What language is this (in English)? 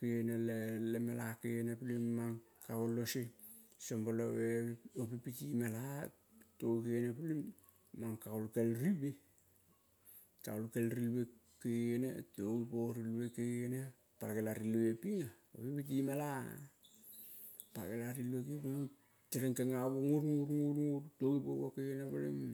Kol (Papua New Guinea)